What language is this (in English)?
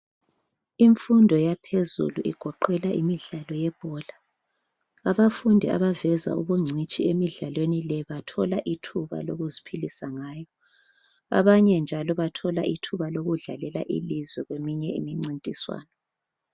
North Ndebele